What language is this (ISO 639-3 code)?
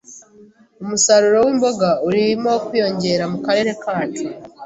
kin